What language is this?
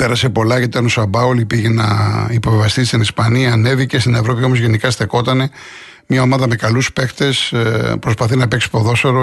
Greek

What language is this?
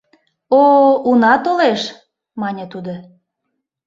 Mari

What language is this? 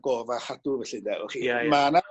Welsh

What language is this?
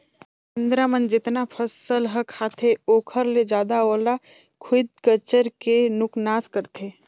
Chhattisgarhi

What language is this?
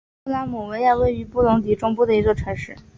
Chinese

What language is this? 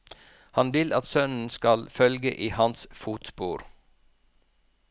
Norwegian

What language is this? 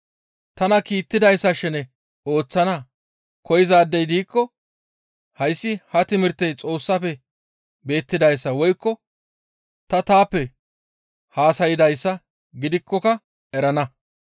Gamo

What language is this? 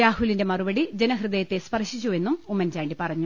Malayalam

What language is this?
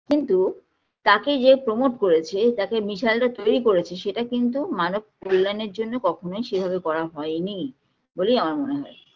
Bangla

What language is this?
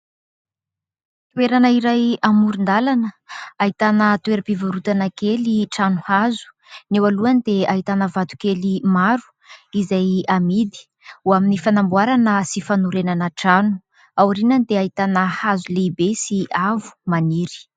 Malagasy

